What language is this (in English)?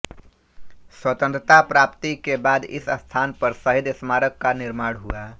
Hindi